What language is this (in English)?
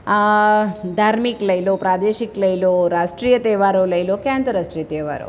Gujarati